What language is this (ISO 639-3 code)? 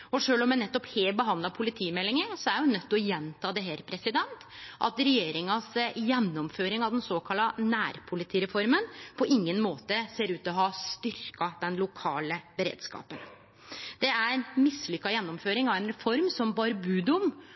nno